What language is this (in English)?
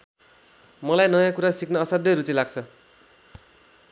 Nepali